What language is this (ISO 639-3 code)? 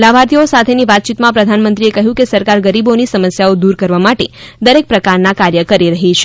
guj